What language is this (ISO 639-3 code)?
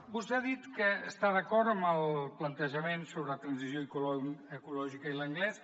cat